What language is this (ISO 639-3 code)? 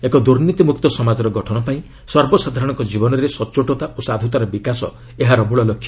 ori